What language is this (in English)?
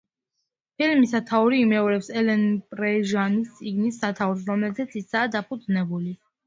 Georgian